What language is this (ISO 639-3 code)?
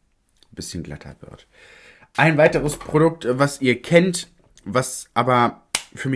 deu